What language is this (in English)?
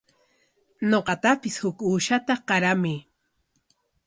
Corongo Ancash Quechua